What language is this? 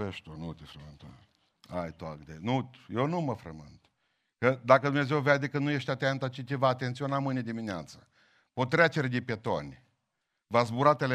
Romanian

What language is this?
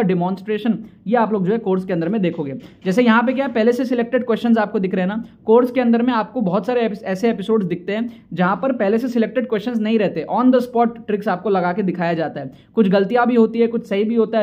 Hindi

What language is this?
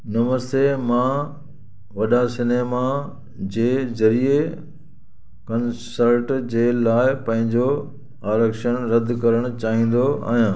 Sindhi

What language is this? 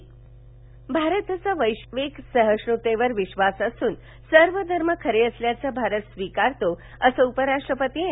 Marathi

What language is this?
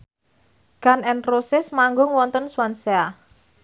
Javanese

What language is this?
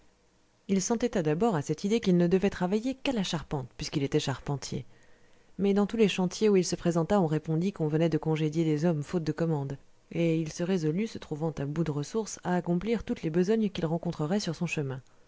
French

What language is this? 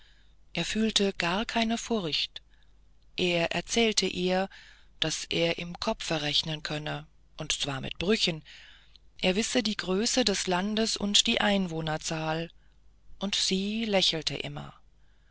German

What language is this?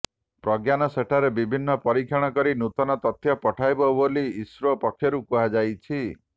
Odia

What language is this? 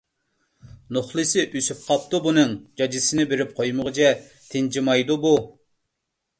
Uyghur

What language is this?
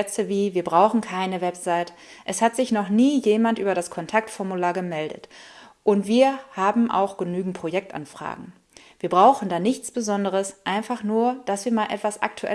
German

